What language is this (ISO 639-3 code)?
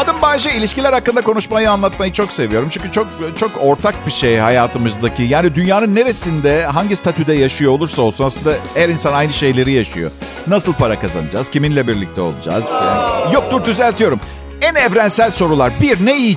tur